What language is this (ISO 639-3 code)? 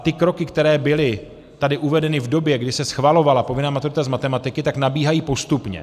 ces